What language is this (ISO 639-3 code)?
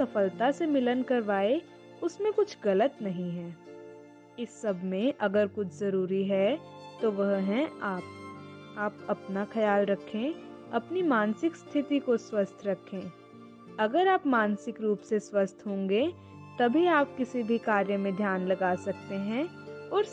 hin